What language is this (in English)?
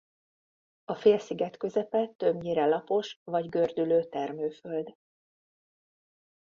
Hungarian